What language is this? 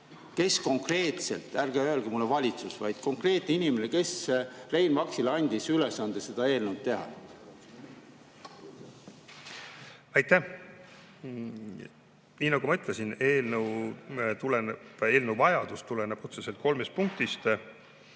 Estonian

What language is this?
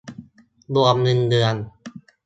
Thai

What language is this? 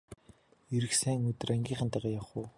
Mongolian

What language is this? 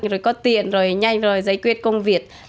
Vietnamese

